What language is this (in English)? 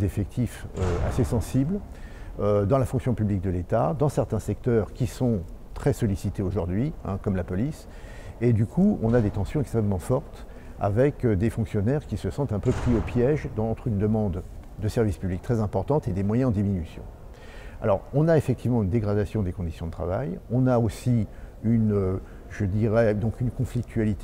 French